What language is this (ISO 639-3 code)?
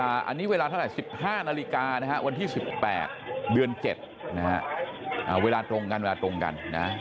tha